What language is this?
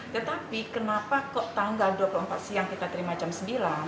Indonesian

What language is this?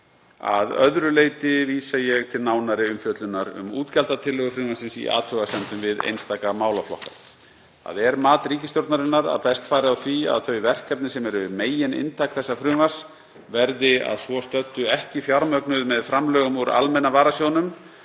Icelandic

